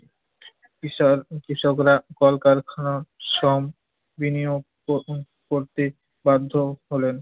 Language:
Bangla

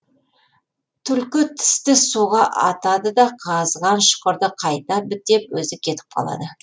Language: Kazakh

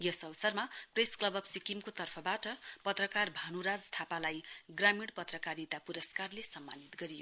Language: Nepali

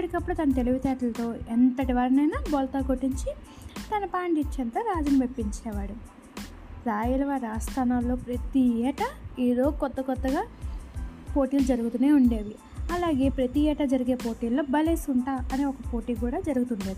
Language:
Telugu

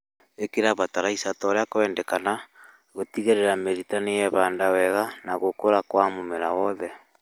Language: Kikuyu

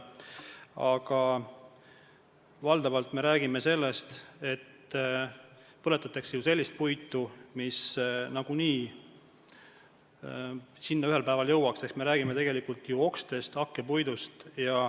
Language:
Estonian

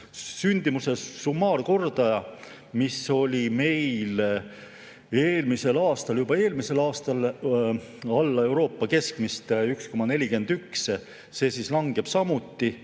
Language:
Estonian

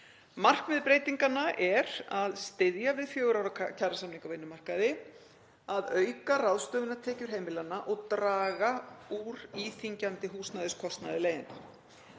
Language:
Icelandic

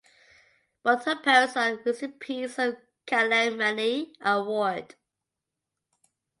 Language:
English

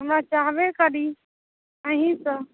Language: Maithili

